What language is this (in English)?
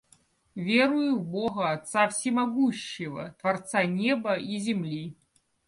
Russian